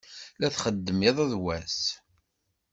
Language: Kabyle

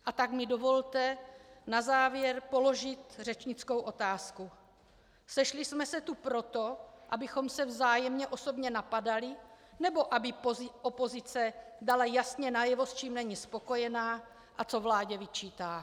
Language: Czech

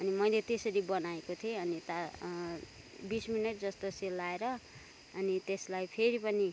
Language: Nepali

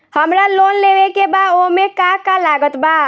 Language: Bhojpuri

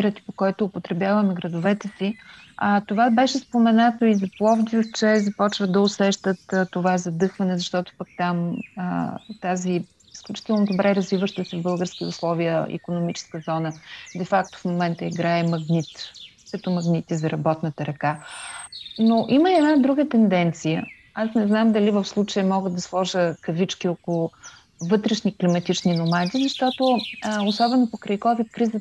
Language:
Bulgarian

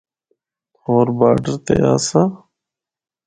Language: Northern Hindko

